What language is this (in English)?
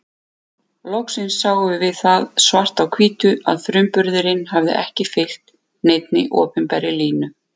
Icelandic